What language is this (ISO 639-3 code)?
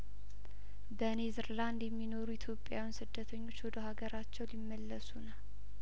amh